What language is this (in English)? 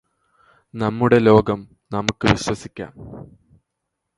Malayalam